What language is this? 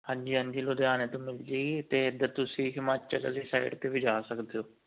Punjabi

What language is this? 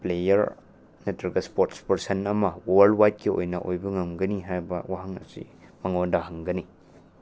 Manipuri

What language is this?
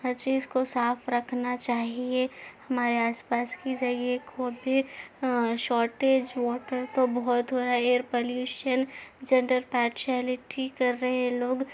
Urdu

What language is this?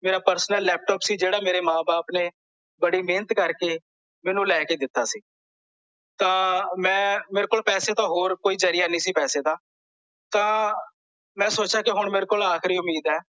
Punjabi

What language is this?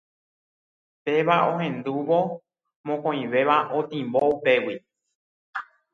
Guarani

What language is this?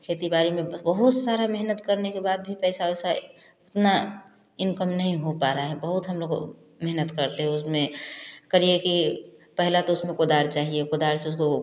Hindi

